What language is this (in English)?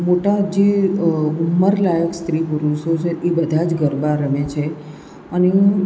Gujarati